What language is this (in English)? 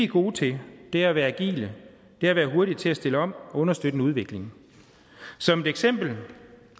Danish